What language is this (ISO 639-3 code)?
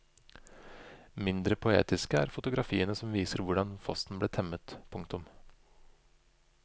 nor